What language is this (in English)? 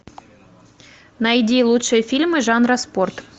Russian